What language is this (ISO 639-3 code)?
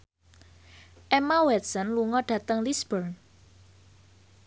jav